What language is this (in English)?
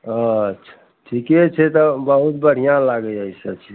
Maithili